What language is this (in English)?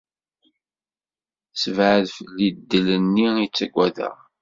Kabyle